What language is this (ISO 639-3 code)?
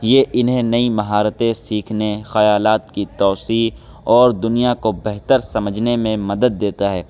urd